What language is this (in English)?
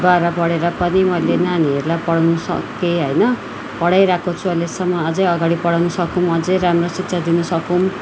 Nepali